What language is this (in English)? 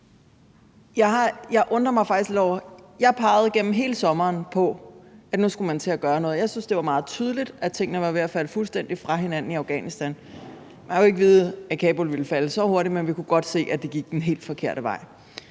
Danish